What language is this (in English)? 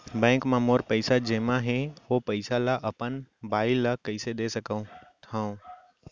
Chhattisgarhi